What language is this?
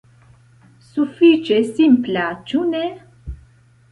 Esperanto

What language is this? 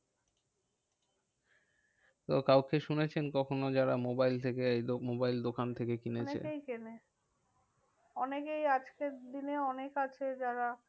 Bangla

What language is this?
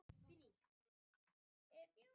Icelandic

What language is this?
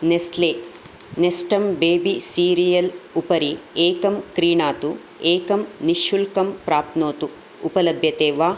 Sanskrit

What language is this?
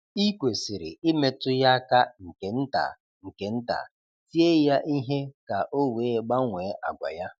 Igbo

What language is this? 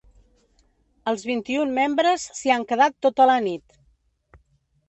Catalan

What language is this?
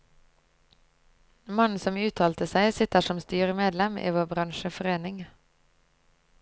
Norwegian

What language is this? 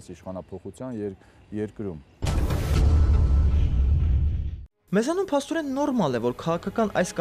Romanian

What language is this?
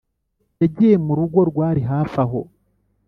Kinyarwanda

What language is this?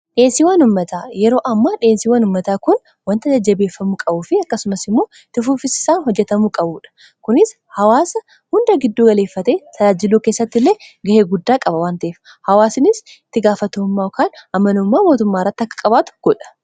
Oromo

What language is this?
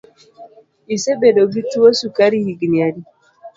Luo (Kenya and Tanzania)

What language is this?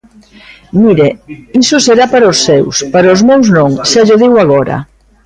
Galician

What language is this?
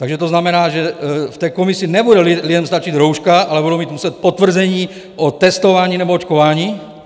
Czech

